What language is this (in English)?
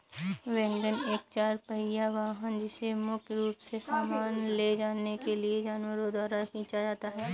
Hindi